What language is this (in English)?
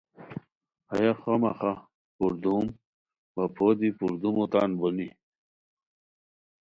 Khowar